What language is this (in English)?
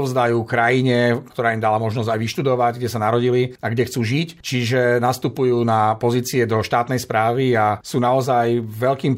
Slovak